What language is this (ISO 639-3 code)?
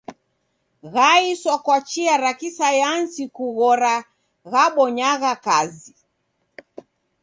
dav